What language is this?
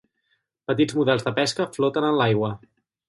Catalan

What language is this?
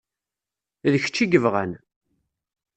Kabyle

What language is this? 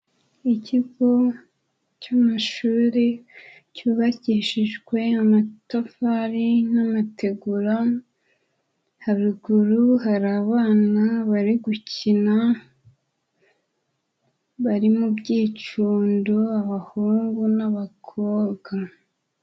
Kinyarwanda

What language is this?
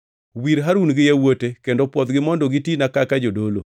Luo (Kenya and Tanzania)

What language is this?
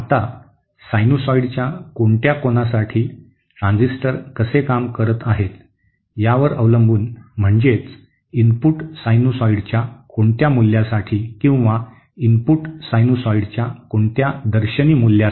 Marathi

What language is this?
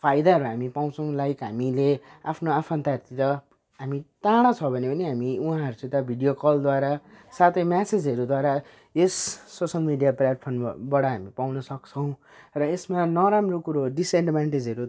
Nepali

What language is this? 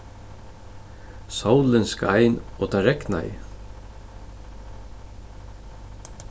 Faroese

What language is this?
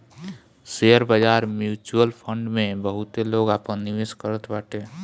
Bhojpuri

